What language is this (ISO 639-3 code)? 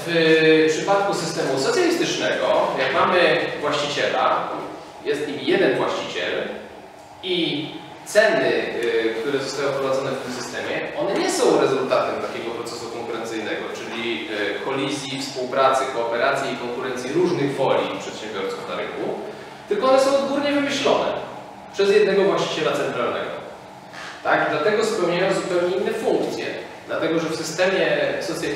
pol